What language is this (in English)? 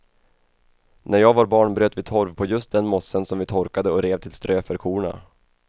Swedish